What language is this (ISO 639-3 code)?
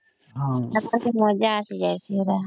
ori